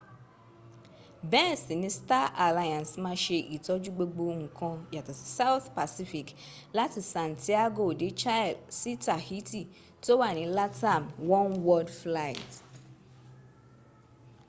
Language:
Yoruba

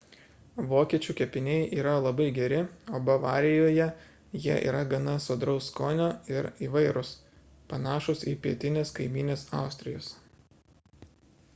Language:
Lithuanian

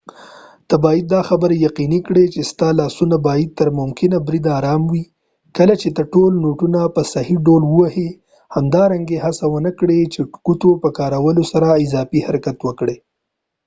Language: Pashto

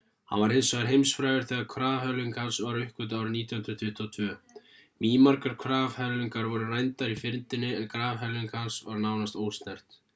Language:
Icelandic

